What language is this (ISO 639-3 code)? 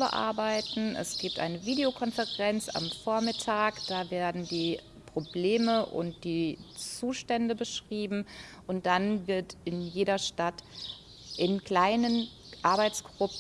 deu